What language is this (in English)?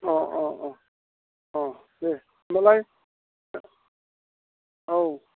Bodo